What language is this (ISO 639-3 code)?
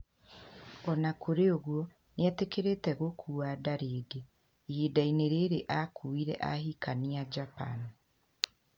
kik